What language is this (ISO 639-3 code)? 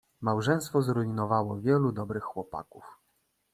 pol